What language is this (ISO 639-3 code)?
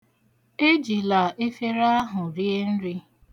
ibo